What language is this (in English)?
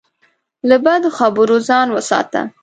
Pashto